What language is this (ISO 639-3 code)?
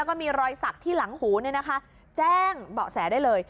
tha